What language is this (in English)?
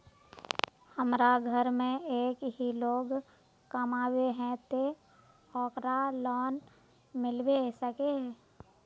Magahi